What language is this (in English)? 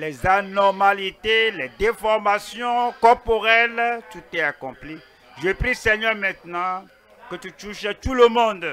French